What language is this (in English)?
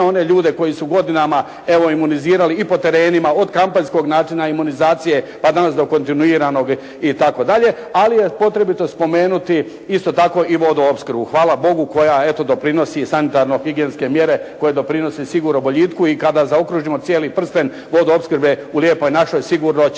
Croatian